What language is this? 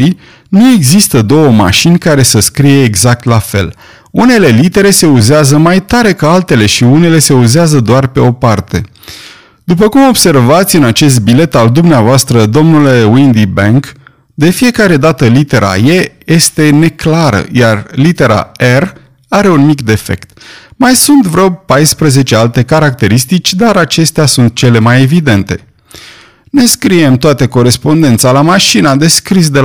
Romanian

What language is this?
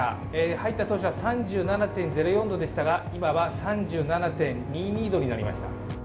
Japanese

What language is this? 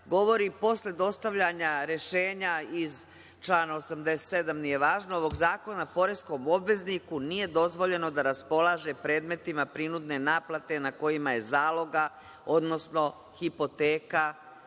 Serbian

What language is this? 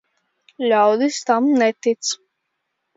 Latvian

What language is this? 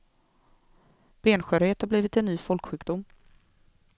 Swedish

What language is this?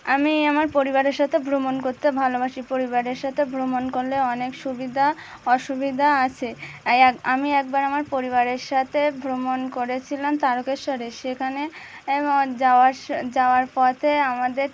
Bangla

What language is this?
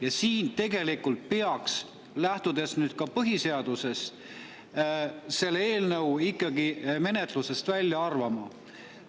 Estonian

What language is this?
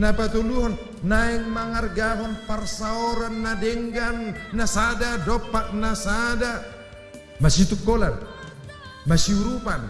Indonesian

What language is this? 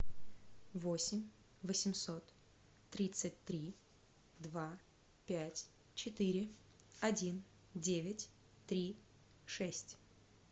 Russian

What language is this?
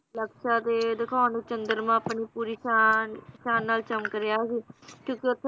Punjabi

